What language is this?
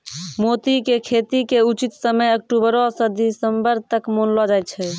Maithili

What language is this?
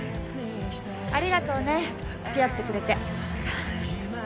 Japanese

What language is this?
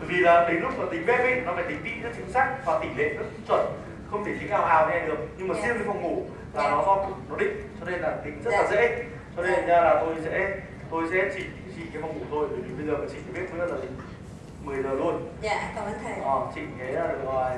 Vietnamese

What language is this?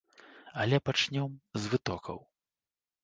Belarusian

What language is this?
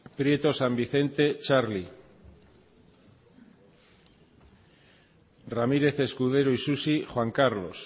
Basque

